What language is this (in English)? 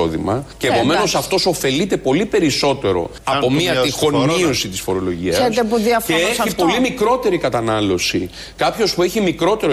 Greek